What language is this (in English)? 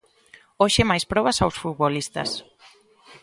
Galician